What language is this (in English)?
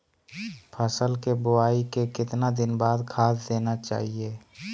Magahi